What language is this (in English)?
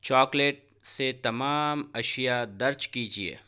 Urdu